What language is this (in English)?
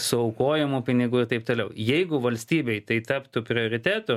Lithuanian